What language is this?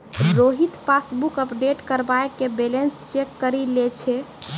Maithili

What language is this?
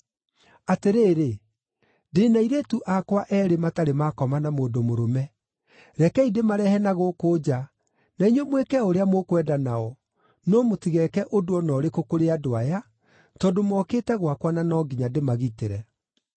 Kikuyu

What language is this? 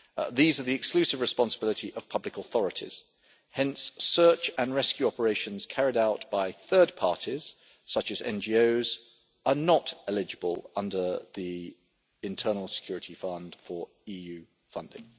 English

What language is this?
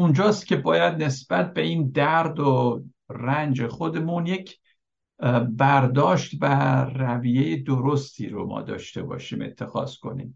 Persian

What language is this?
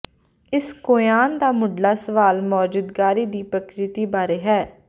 Punjabi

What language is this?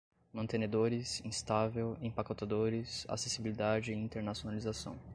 Portuguese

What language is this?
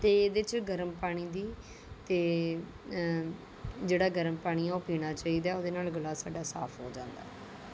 Punjabi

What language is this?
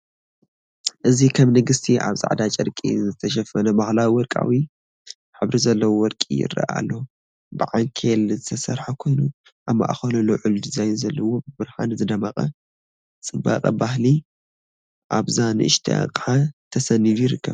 Tigrinya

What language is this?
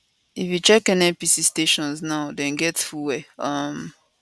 Nigerian Pidgin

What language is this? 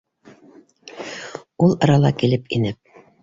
Bashkir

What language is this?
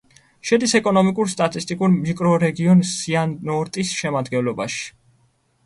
Georgian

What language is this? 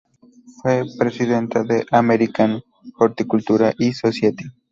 Spanish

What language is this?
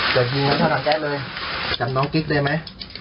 Thai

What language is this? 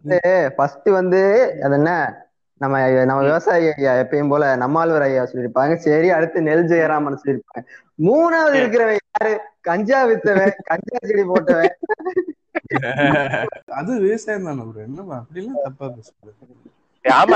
Tamil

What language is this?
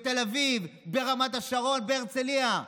Hebrew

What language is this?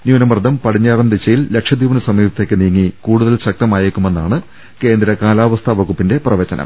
Malayalam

